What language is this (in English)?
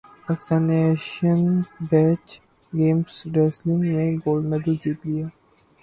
Urdu